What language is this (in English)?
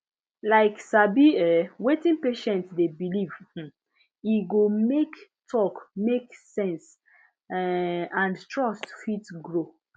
Nigerian Pidgin